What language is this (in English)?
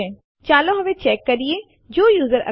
Gujarati